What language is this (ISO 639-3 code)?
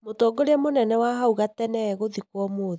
kik